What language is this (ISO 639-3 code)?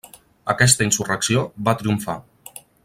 cat